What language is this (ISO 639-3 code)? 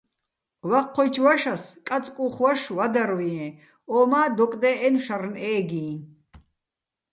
bbl